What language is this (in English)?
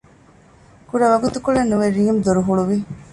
Divehi